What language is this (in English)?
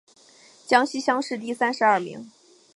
Chinese